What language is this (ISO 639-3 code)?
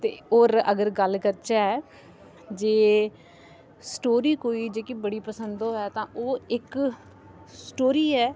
doi